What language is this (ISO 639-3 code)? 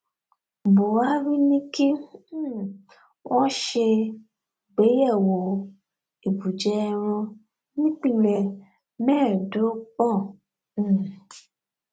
yor